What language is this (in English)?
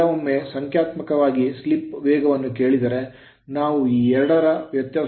Kannada